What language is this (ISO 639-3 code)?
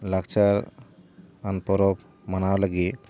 sat